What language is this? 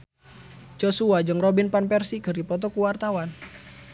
Sundanese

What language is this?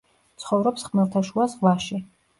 Georgian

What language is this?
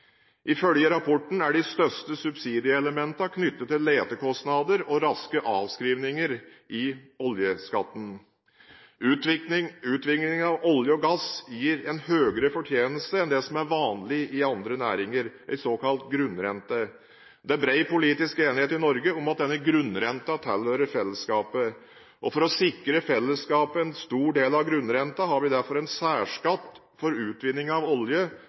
Norwegian Bokmål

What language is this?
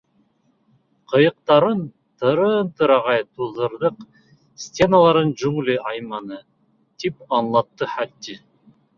Bashkir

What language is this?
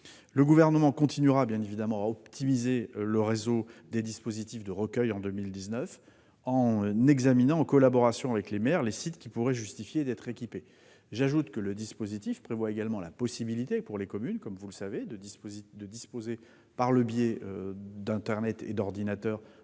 French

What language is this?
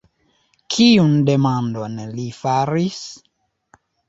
Esperanto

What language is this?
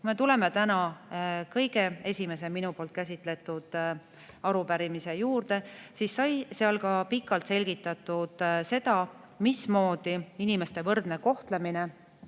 Estonian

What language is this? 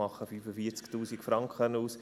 Swiss German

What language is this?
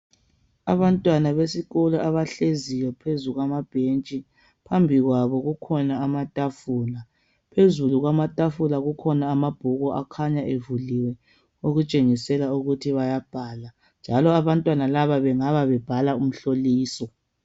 North Ndebele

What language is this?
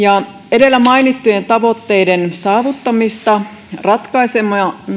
Finnish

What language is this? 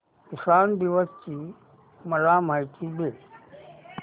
Marathi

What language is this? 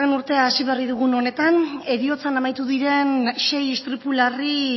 Basque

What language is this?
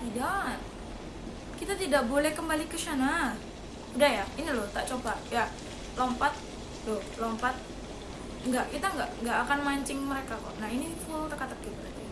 Indonesian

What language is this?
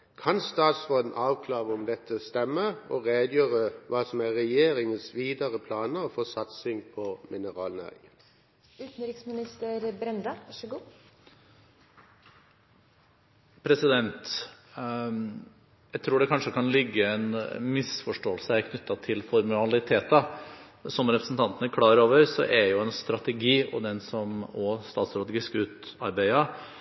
Norwegian Bokmål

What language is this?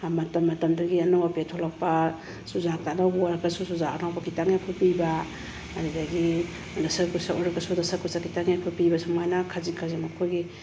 Manipuri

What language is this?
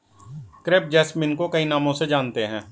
Hindi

